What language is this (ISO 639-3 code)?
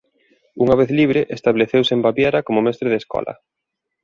glg